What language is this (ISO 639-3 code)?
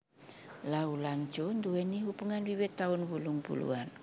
jav